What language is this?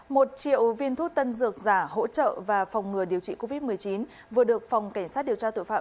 Vietnamese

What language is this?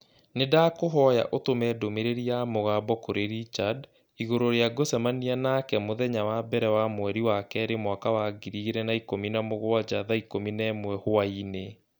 Kikuyu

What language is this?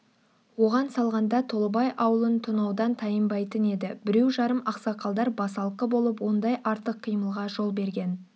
Kazakh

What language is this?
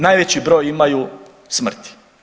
Croatian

